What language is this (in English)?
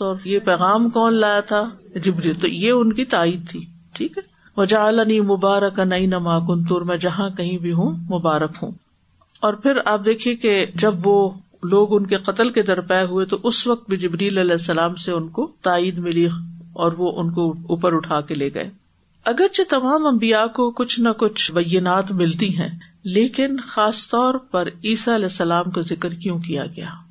Urdu